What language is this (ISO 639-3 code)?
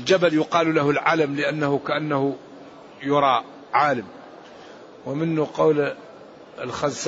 ara